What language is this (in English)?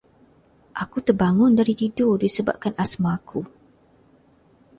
Malay